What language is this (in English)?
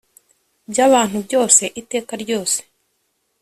Kinyarwanda